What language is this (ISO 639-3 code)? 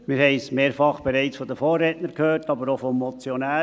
gsw